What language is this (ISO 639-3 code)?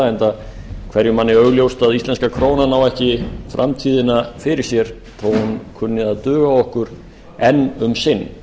isl